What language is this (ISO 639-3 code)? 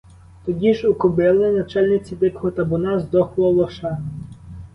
ukr